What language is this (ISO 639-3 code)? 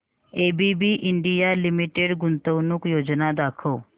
mar